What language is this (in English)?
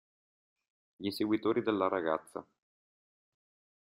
Italian